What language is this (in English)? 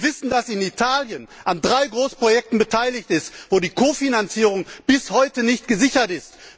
German